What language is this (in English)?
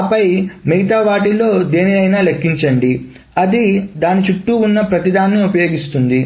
Telugu